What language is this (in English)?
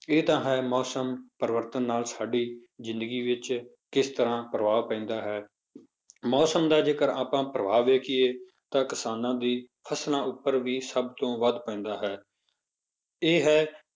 Punjabi